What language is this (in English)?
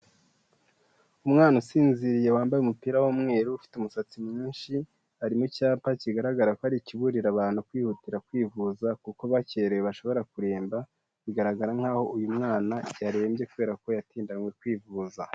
Kinyarwanda